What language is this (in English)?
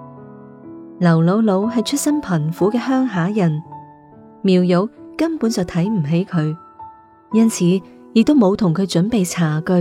Chinese